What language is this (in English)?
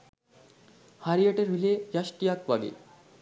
Sinhala